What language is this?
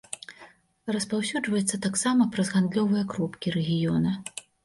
Belarusian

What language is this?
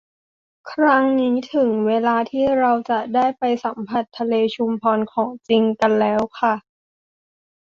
Thai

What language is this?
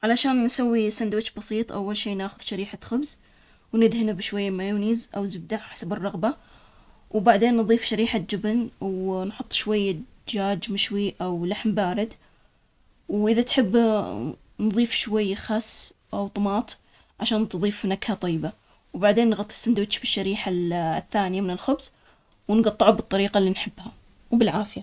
Omani Arabic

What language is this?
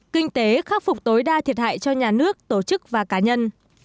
Vietnamese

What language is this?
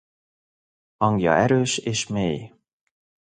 Hungarian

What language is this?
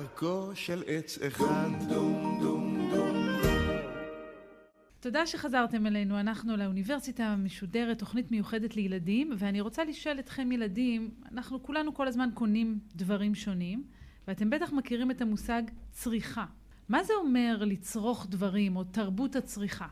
Hebrew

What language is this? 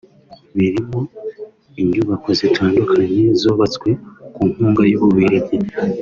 Kinyarwanda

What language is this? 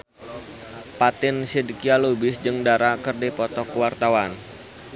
Sundanese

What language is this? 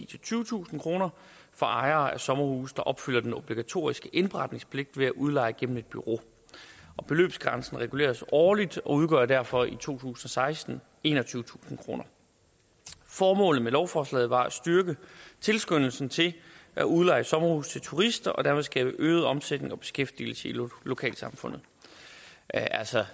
Danish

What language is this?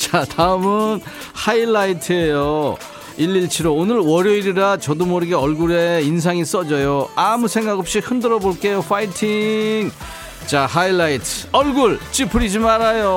Korean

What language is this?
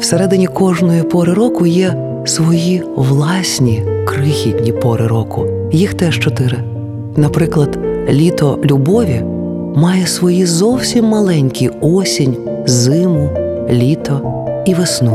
Ukrainian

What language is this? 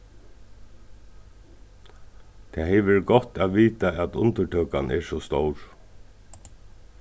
Faroese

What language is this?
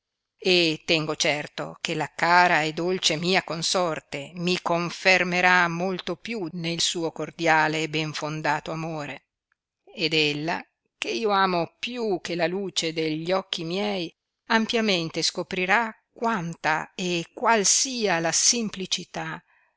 Italian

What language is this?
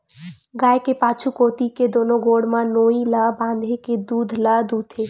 Chhattisgarhi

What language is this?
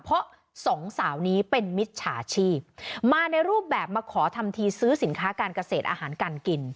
Thai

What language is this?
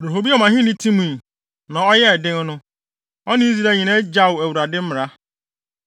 Akan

